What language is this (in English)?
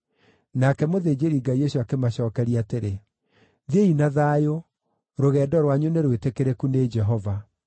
Kikuyu